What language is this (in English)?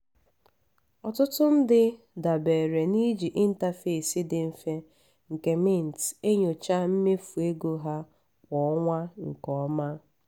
Igbo